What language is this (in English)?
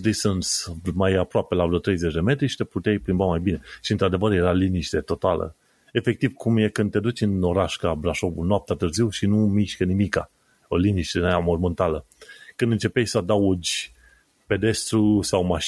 Romanian